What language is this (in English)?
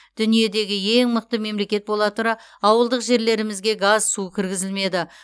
Kazakh